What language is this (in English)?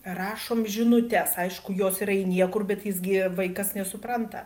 Lithuanian